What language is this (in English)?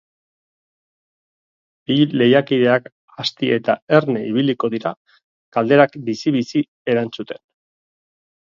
Basque